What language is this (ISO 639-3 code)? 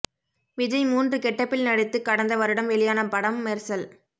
tam